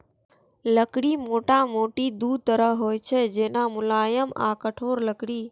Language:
Maithili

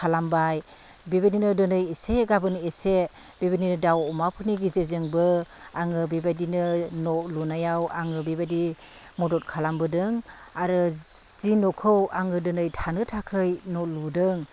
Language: Bodo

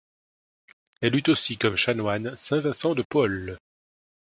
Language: French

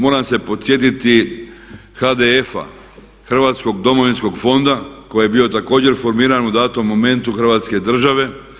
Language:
Croatian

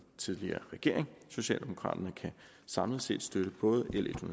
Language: Danish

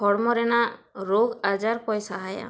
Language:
Santali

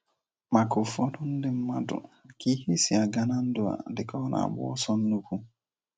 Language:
Igbo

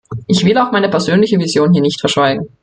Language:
German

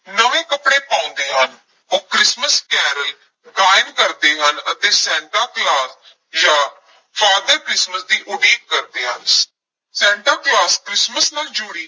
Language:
Punjabi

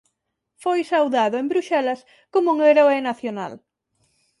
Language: Galician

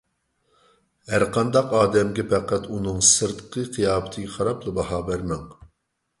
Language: Uyghur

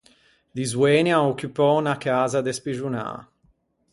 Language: Ligurian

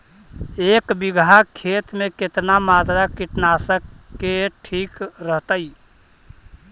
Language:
Magahi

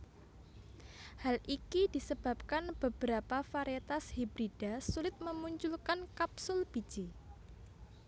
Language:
Javanese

